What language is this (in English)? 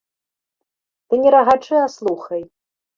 Belarusian